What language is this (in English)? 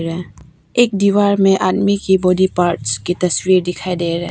Hindi